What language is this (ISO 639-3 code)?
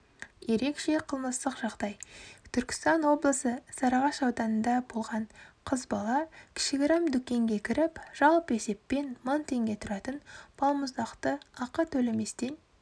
kaz